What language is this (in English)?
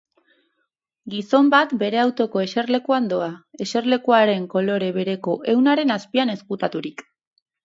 Basque